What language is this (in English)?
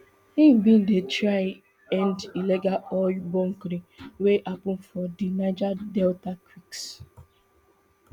Nigerian Pidgin